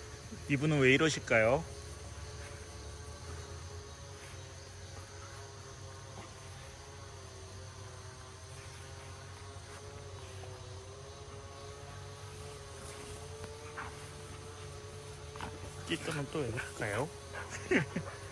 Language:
Korean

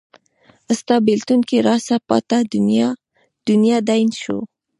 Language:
Pashto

